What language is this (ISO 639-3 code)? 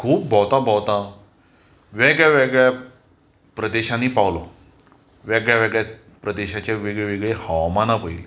kok